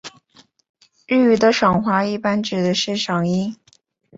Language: Chinese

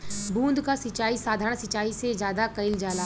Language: Bhojpuri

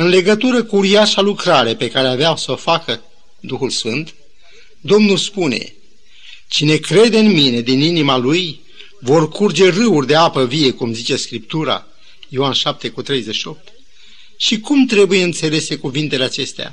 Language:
Romanian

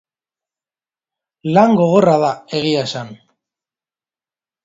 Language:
Basque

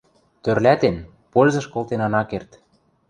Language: Western Mari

